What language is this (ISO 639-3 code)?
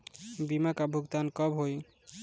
bho